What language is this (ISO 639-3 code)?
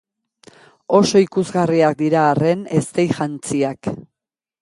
eus